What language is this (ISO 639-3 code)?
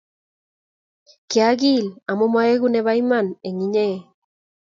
kln